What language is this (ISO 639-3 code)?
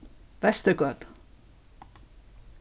fao